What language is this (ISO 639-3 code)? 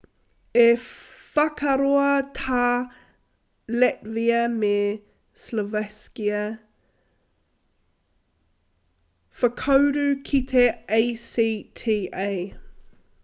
mri